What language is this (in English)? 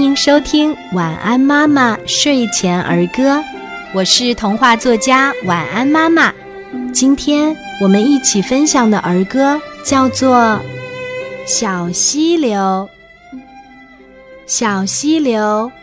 Chinese